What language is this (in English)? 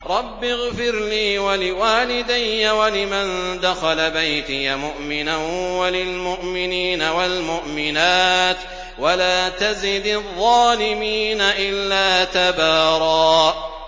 Arabic